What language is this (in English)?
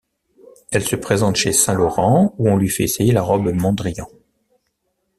French